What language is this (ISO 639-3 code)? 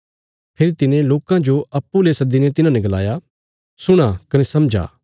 kfs